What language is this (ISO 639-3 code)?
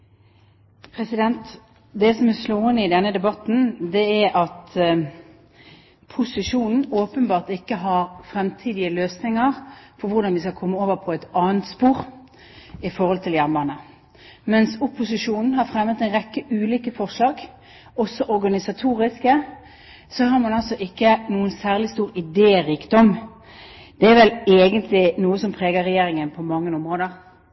nor